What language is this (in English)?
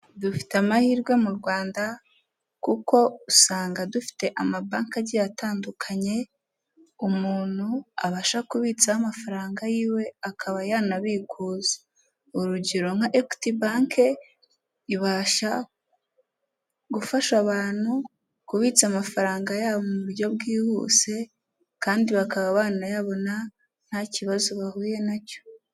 Kinyarwanda